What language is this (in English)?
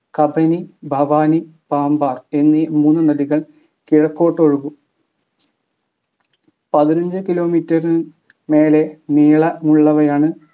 Malayalam